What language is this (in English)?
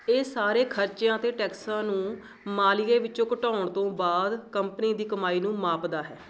Punjabi